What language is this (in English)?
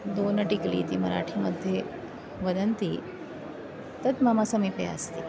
Sanskrit